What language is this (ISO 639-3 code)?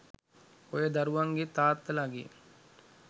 sin